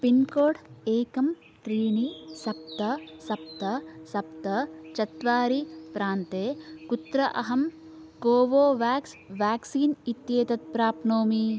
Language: Sanskrit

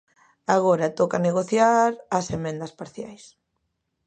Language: Galician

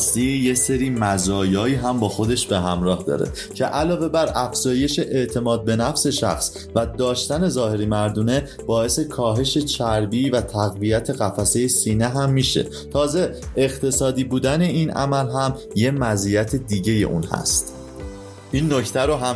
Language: Persian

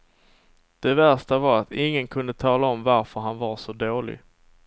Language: Swedish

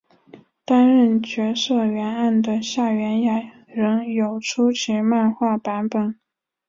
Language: Chinese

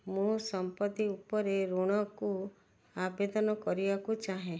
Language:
Odia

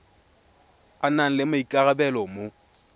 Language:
Tswana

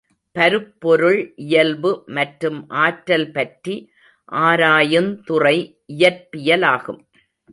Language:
Tamil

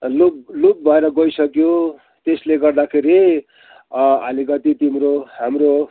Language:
Nepali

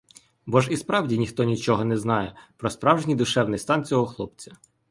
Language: Ukrainian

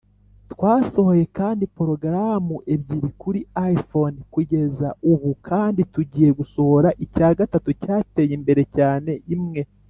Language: Kinyarwanda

